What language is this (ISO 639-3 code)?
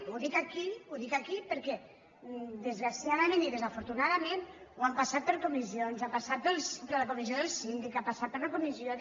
cat